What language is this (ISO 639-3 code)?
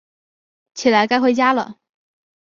zho